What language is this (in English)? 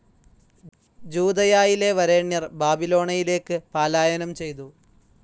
Malayalam